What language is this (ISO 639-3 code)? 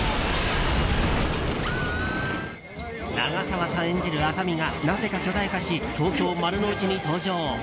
jpn